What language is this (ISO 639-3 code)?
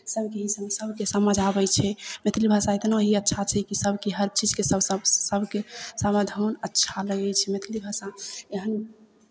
mai